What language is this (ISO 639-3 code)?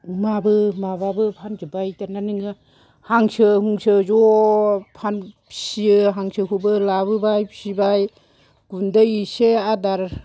brx